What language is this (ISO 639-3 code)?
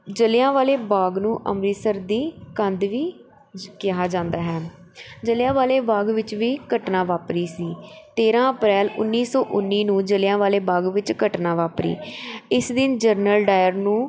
pan